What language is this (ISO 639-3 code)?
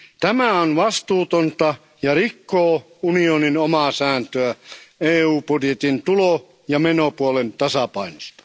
fin